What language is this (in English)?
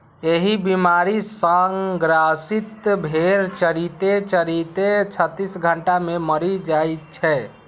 Maithili